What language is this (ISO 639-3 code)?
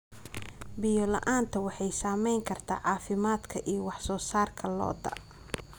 som